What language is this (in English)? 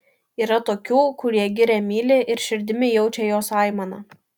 Lithuanian